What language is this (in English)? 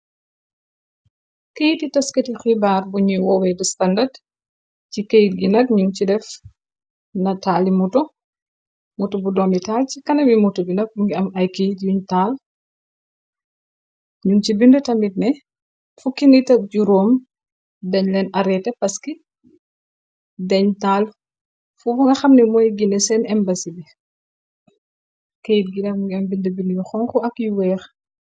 Wolof